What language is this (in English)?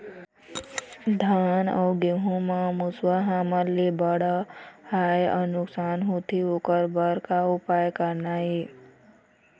Chhattisgarhi